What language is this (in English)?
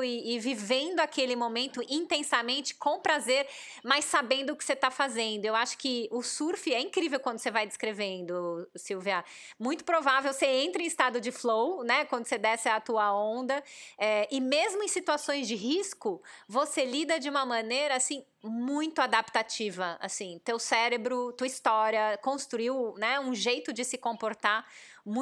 Portuguese